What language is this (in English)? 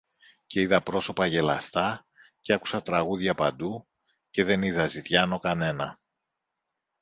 Greek